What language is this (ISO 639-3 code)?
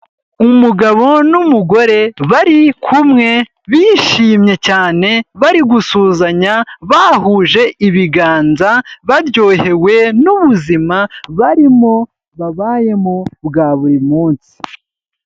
kin